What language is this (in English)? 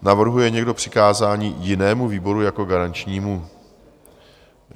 Czech